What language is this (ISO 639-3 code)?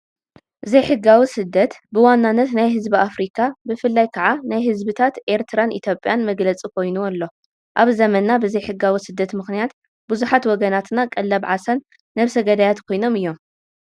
tir